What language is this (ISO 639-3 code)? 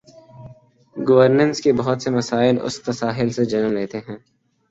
urd